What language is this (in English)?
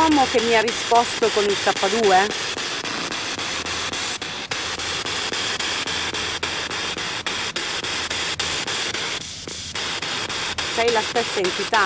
Italian